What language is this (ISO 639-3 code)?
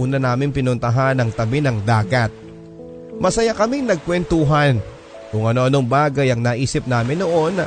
fil